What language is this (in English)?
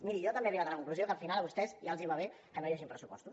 Catalan